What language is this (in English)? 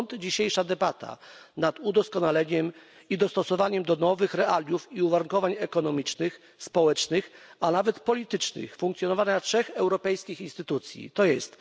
Polish